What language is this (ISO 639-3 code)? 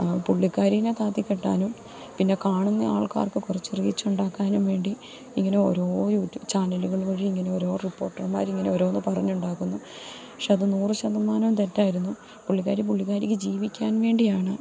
mal